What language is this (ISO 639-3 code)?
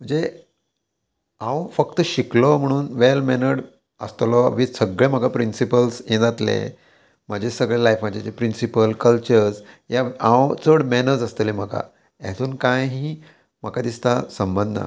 kok